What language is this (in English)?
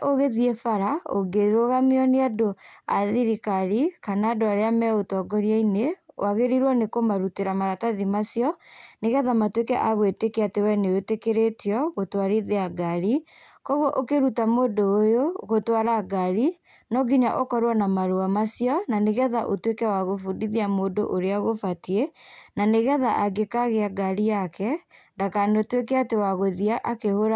Kikuyu